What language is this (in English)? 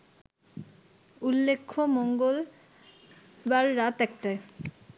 Bangla